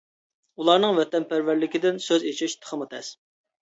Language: Uyghur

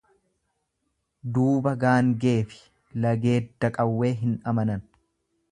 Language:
Oromo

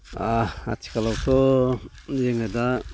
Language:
Bodo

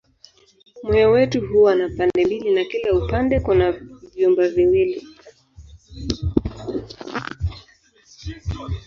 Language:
Swahili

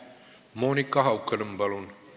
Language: Estonian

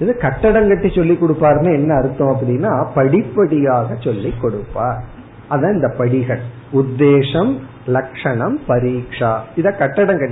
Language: Tamil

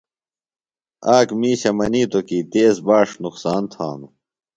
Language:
Phalura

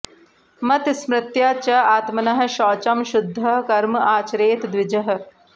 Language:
Sanskrit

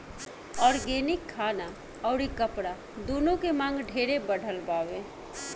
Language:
Bhojpuri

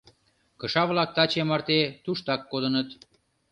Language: Mari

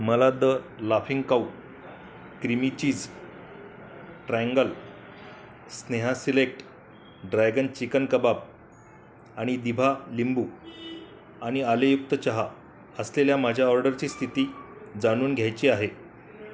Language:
Marathi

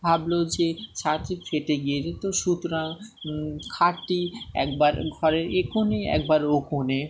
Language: Bangla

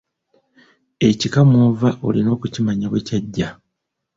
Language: Ganda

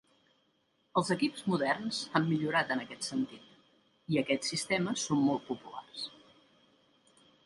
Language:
Catalan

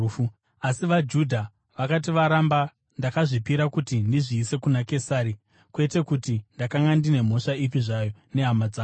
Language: Shona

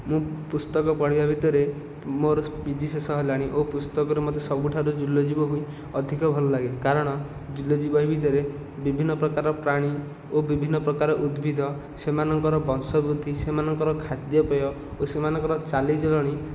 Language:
Odia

